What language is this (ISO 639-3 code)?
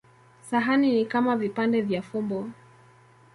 swa